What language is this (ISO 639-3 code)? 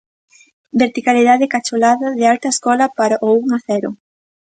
glg